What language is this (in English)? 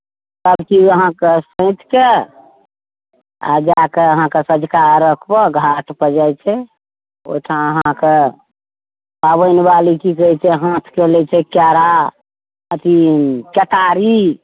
Maithili